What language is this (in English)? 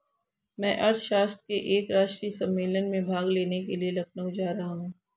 Hindi